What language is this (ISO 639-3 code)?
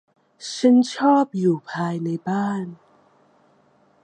tha